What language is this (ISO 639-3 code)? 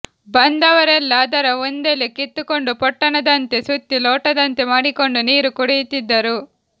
kan